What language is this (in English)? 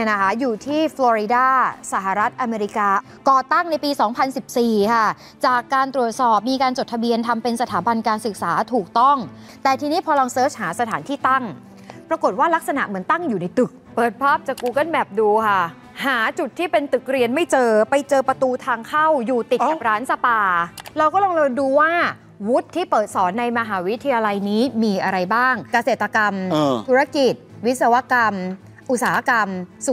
Thai